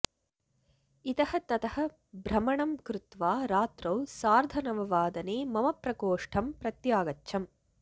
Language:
Sanskrit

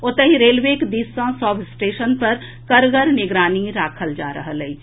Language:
Maithili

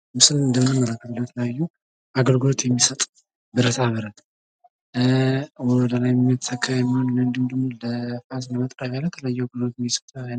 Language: Amharic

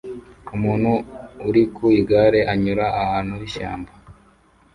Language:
Kinyarwanda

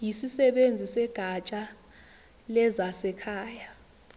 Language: Zulu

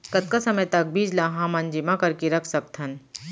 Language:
Chhattisgarhi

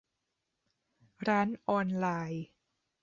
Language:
Thai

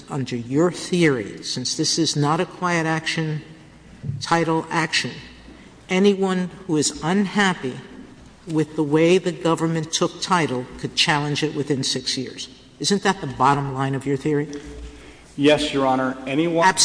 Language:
English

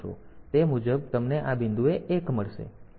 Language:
Gujarati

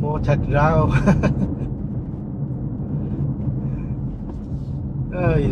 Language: Vietnamese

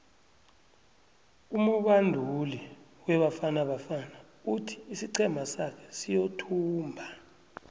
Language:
South Ndebele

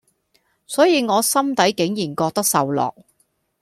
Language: Cantonese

